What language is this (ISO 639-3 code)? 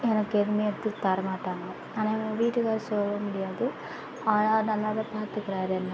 tam